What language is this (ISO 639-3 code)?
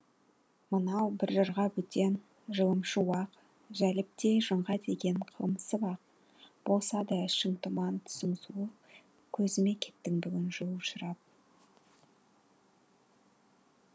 kaz